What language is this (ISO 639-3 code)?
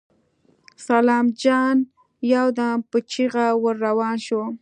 pus